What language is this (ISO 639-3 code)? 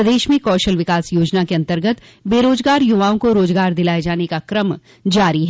hin